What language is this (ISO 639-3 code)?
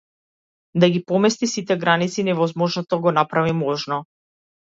mkd